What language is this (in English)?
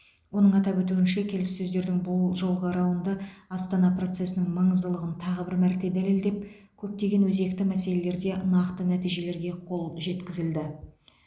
Kazakh